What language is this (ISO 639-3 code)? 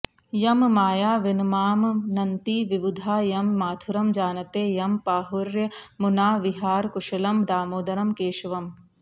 san